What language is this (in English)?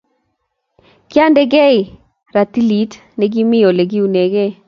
Kalenjin